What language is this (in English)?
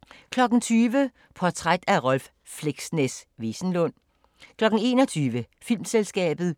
Danish